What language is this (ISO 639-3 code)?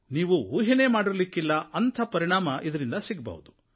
kan